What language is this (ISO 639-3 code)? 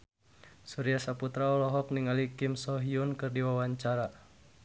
sun